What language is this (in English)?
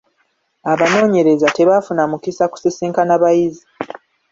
Ganda